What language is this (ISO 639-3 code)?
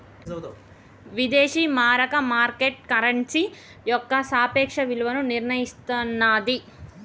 tel